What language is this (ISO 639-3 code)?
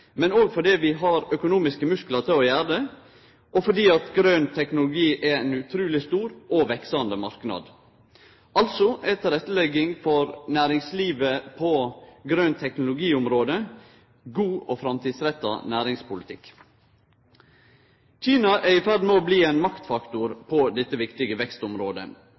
nno